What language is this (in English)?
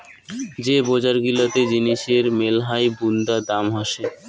Bangla